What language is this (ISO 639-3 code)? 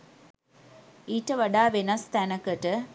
sin